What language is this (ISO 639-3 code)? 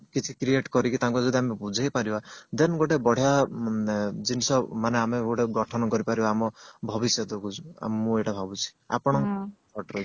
ori